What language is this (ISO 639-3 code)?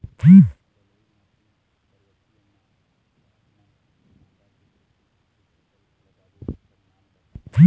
hne